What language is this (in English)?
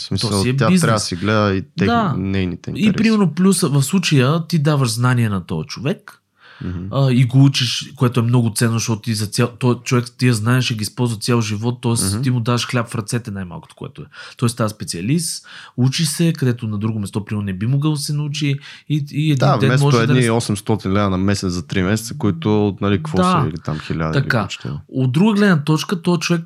Bulgarian